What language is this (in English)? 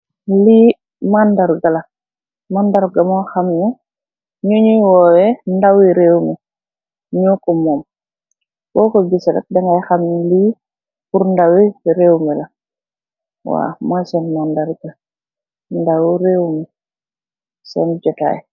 Wolof